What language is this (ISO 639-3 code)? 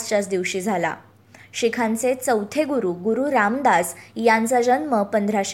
mar